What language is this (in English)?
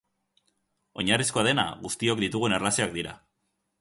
Basque